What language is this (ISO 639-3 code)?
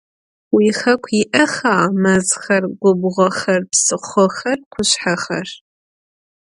ady